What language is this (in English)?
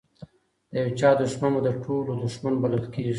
Pashto